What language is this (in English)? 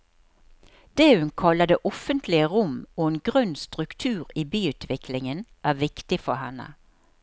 Norwegian